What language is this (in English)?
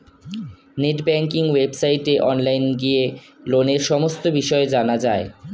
Bangla